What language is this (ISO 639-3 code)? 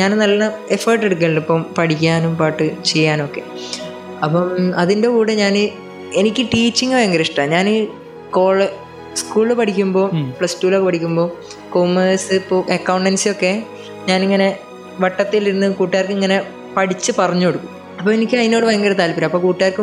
mal